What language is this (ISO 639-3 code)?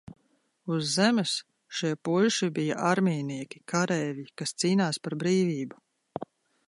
lav